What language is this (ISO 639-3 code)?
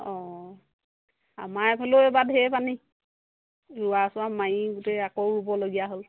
asm